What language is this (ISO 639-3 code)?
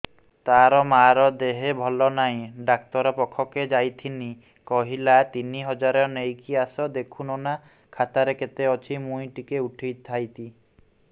ori